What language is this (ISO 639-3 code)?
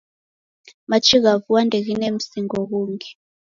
dav